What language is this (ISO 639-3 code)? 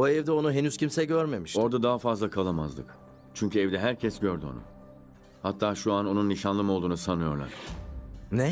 tur